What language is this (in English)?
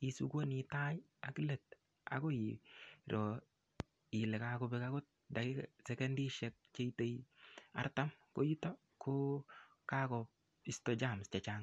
Kalenjin